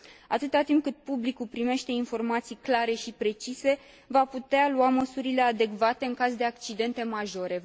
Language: Romanian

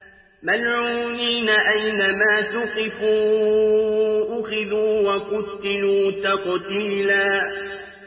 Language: Arabic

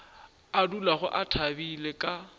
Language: Northern Sotho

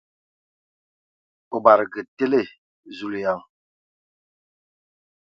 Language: Ewondo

